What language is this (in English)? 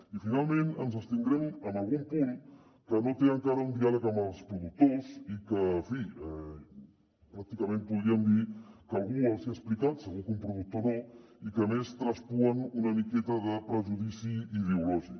Catalan